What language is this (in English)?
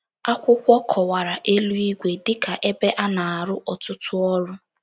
Igbo